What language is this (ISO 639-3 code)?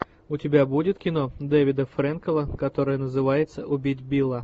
rus